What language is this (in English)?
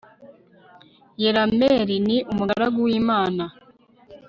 Kinyarwanda